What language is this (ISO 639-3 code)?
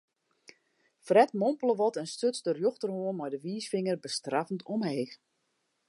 fry